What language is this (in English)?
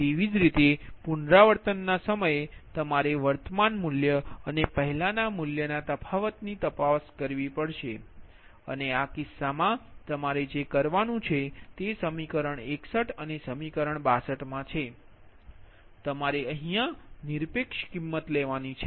Gujarati